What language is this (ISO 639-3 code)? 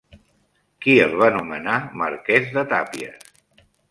cat